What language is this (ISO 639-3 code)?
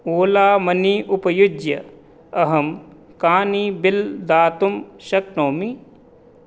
san